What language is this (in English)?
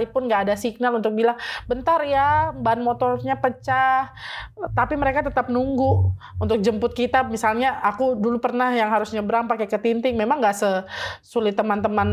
Indonesian